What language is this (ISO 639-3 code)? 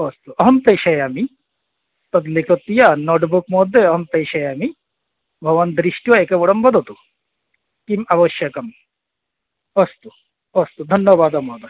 san